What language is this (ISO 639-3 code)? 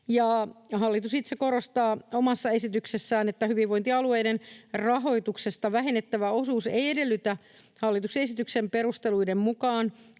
fin